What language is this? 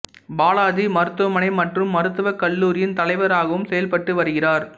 Tamil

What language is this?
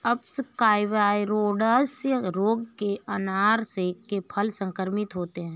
Hindi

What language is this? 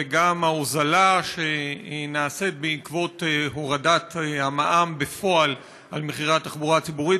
Hebrew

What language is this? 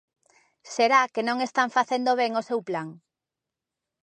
Galician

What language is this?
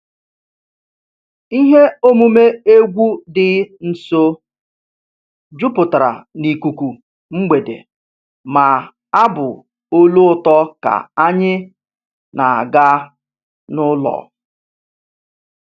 Igbo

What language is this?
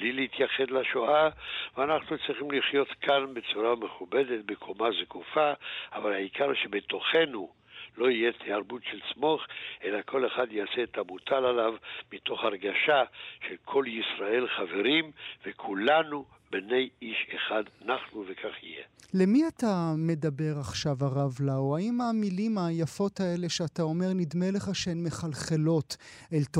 Hebrew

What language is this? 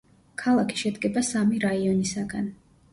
Georgian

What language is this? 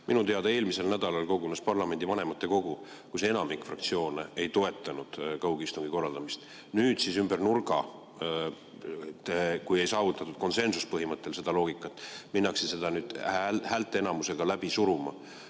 Estonian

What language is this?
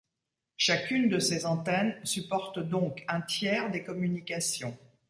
French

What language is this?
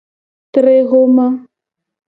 Gen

